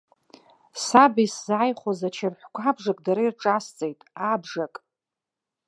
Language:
Abkhazian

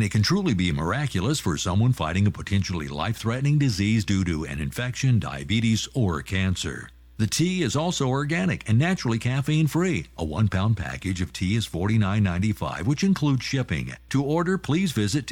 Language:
English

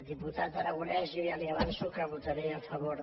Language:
Catalan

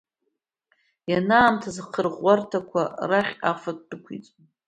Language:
Abkhazian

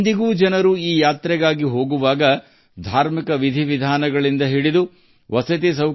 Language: Kannada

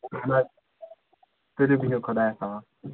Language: Kashmiri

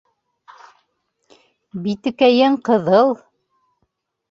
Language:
Bashkir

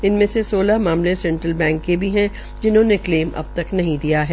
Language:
Hindi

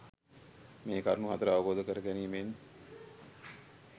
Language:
Sinhala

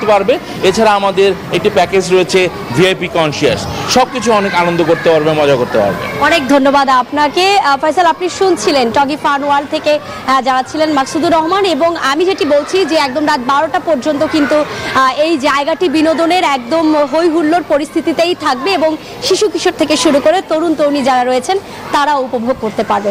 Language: Arabic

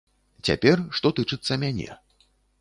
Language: Belarusian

